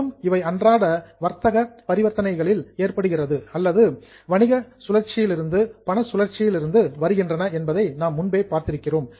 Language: Tamil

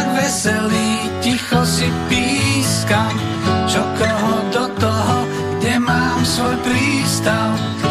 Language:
Slovak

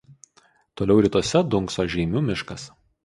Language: Lithuanian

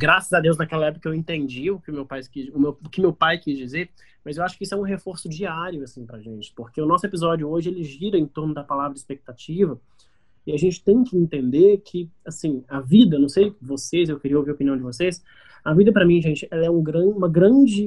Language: Portuguese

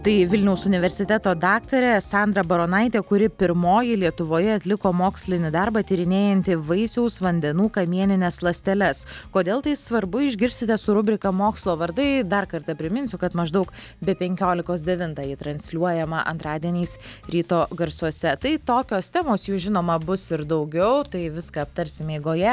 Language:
Lithuanian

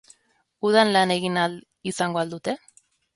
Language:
Basque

